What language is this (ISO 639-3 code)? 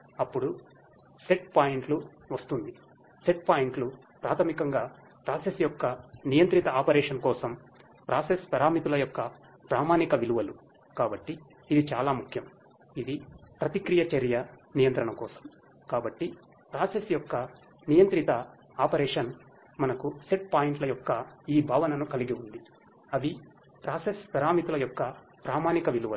tel